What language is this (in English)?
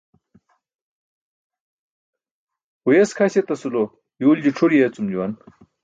Burushaski